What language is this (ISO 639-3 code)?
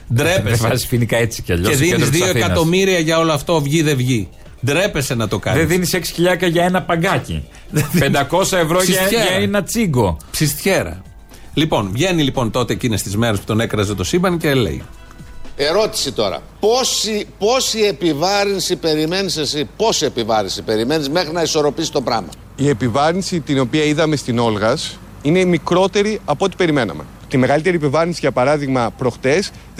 ell